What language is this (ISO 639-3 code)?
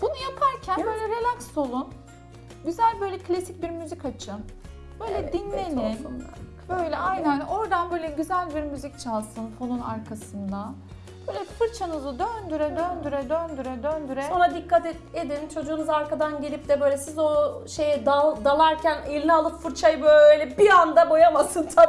tur